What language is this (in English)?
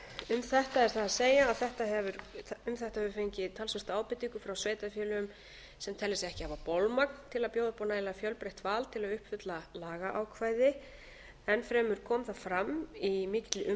Icelandic